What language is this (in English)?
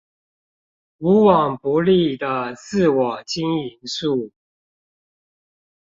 Chinese